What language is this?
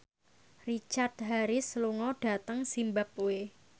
Javanese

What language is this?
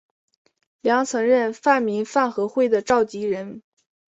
Chinese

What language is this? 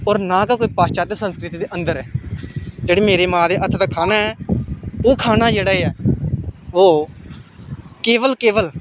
Dogri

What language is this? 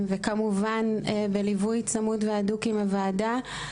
Hebrew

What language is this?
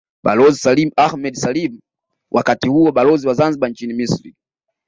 Swahili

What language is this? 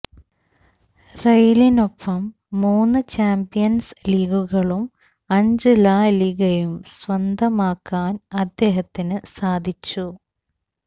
Malayalam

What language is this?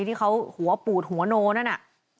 Thai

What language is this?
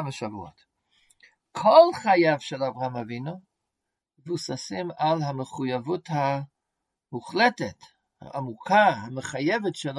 Hebrew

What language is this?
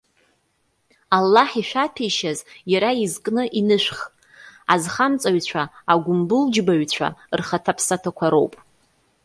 Abkhazian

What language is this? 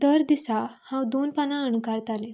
Konkani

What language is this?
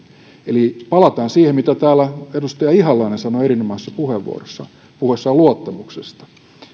Finnish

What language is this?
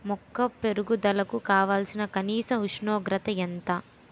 Telugu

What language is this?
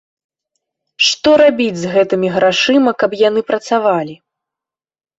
Belarusian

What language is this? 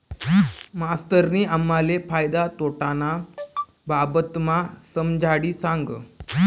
Marathi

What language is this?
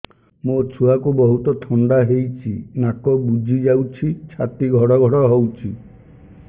Odia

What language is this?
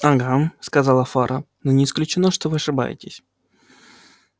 Russian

